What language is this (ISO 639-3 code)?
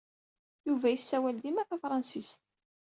kab